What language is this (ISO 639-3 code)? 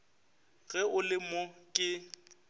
nso